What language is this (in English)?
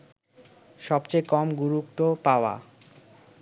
Bangla